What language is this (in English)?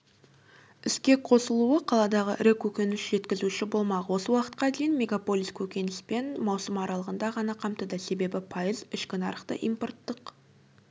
Kazakh